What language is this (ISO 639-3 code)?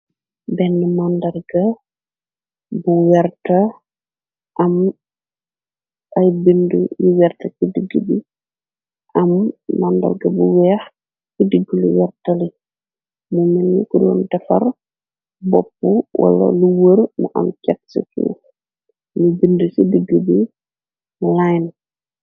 wol